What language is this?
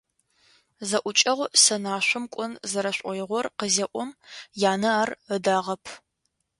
Adyghe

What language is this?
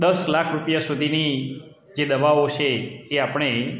Gujarati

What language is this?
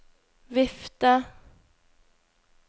Norwegian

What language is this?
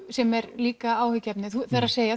Icelandic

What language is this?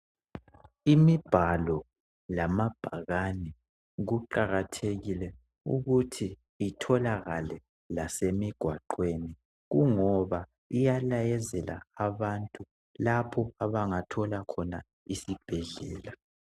North Ndebele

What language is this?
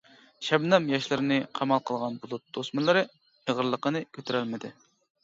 Uyghur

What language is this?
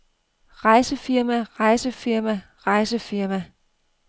Danish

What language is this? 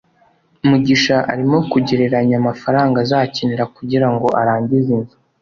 Kinyarwanda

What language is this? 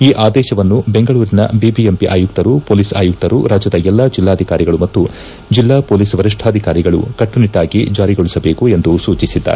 Kannada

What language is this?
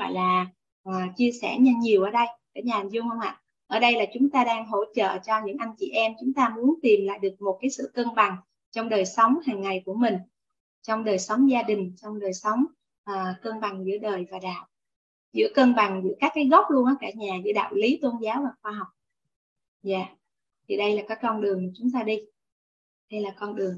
Vietnamese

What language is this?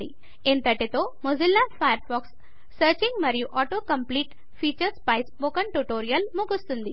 Telugu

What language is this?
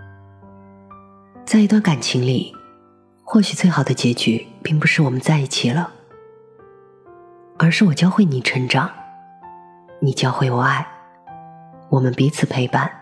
Chinese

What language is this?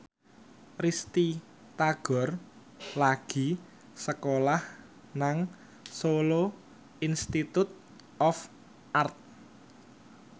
Javanese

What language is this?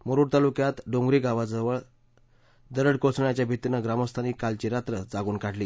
Marathi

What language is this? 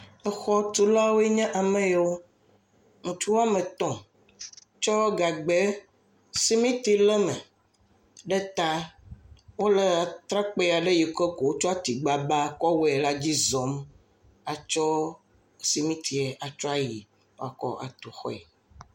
Ewe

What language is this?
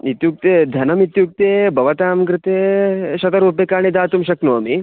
Sanskrit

